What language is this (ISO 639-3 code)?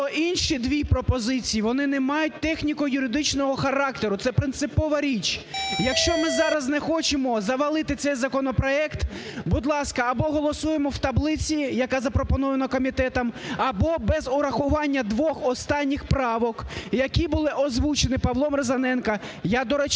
ukr